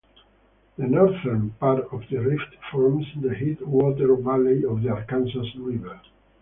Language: English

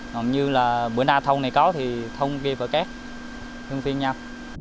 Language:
Vietnamese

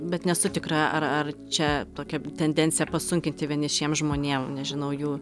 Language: Lithuanian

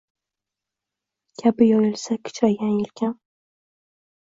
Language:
Uzbek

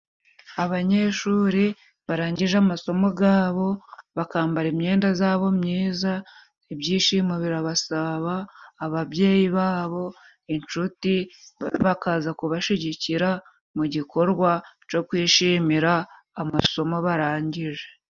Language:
Kinyarwanda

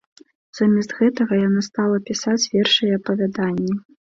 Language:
Belarusian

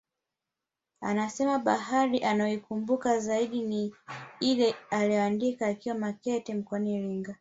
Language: Swahili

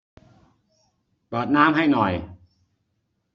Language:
Thai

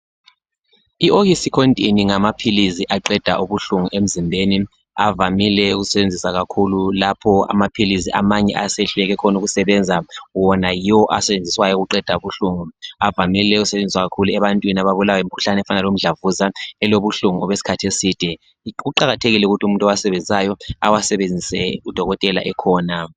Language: North Ndebele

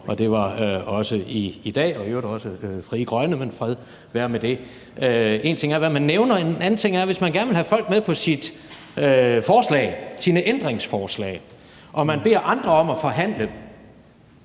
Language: Danish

